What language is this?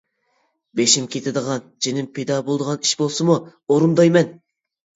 Uyghur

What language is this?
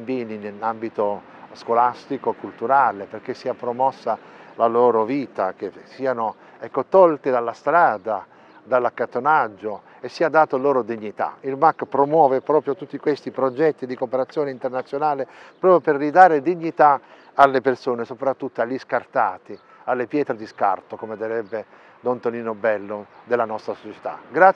Italian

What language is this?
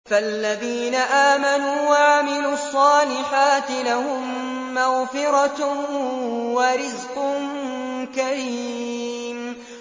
Arabic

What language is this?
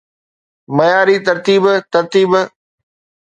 Sindhi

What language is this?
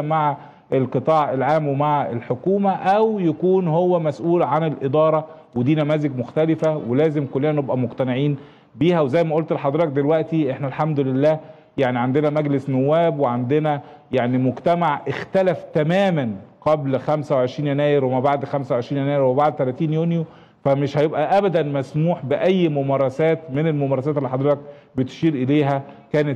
Arabic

